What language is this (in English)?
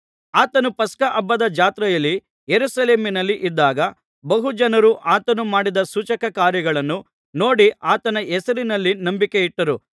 Kannada